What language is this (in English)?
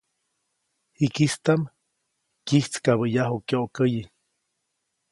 Copainalá Zoque